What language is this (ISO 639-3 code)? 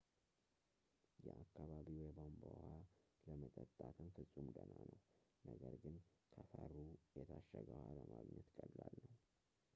amh